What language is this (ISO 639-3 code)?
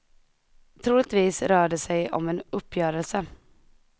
swe